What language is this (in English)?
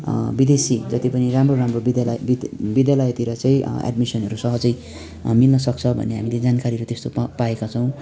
Nepali